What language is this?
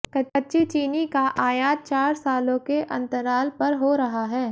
Hindi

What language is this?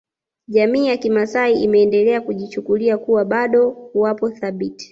Swahili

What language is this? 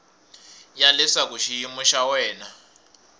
Tsonga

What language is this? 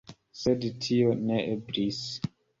Esperanto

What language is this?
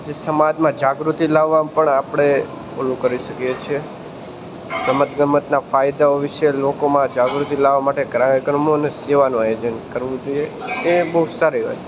Gujarati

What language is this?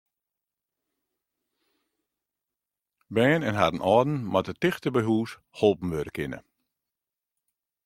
Western Frisian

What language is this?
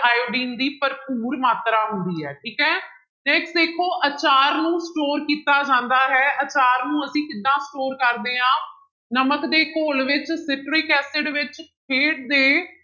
Punjabi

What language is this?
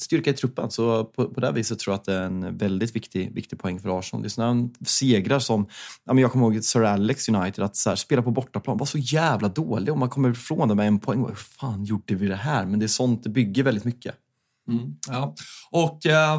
Swedish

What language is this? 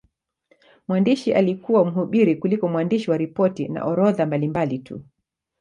Swahili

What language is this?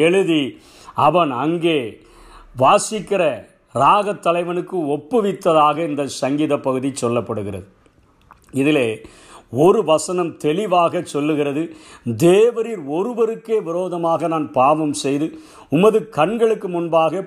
Tamil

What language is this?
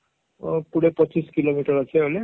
Odia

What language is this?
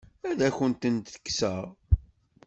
Kabyle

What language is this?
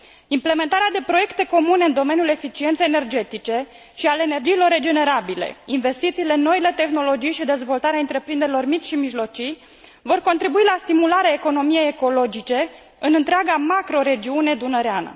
Romanian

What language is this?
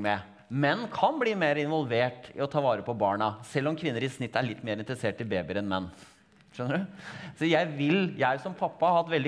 Norwegian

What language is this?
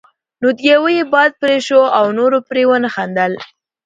Pashto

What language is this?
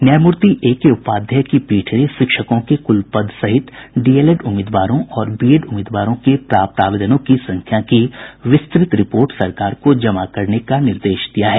Hindi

